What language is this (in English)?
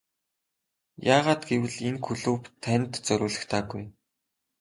Mongolian